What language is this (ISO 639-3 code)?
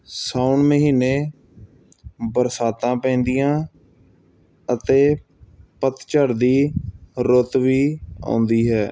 pan